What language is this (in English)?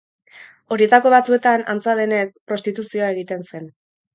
Basque